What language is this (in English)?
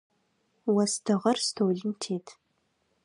Adyghe